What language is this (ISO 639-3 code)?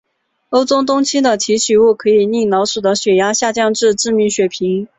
zho